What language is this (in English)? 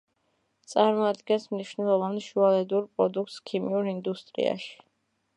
Georgian